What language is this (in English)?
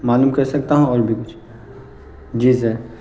Urdu